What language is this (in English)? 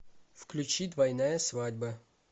Russian